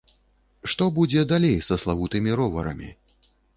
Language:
Belarusian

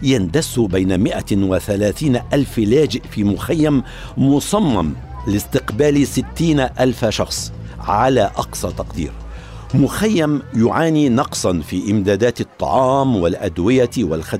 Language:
Arabic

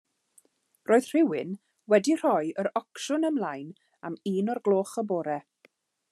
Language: Welsh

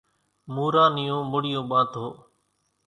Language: Kachi Koli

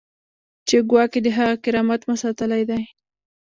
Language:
Pashto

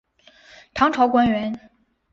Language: Chinese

